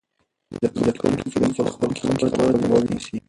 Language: Pashto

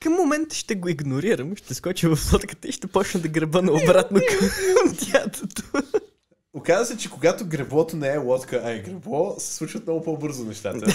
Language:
Bulgarian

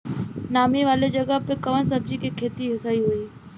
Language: Bhojpuri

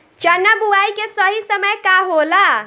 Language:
Bhojpuri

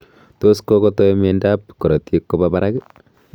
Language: Kalenjin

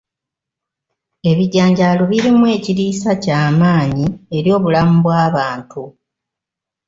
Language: Ganda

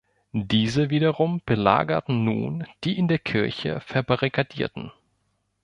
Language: German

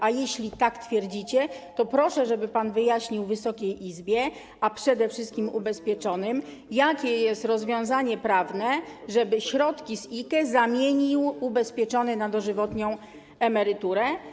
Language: Polish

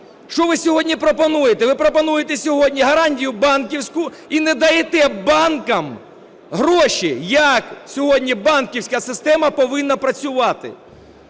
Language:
Ukrainian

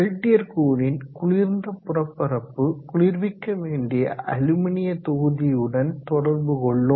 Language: Tamil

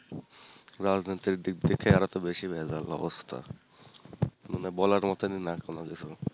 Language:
Bangla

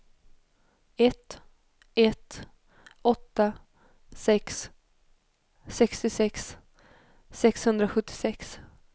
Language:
Swedish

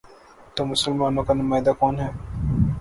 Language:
Urdu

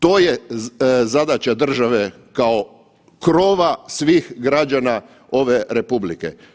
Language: Croatian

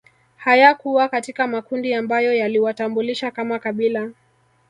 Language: Swahili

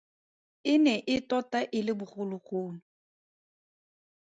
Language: Tswana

